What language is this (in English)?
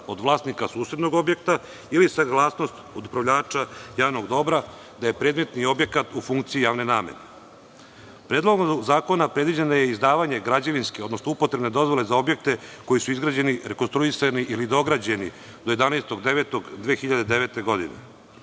Serbian